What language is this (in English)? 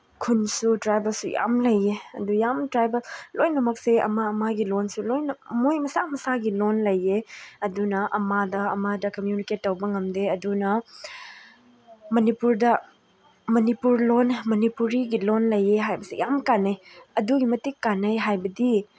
Manipuri